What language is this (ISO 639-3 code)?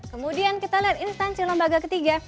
ind